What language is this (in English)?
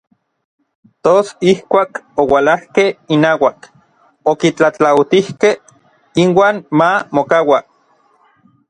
Orizaba Nahuatl